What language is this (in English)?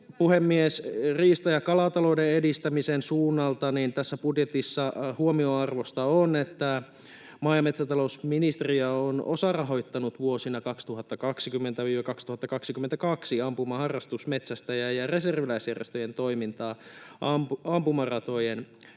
Finnish